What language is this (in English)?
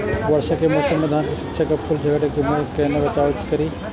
Maithili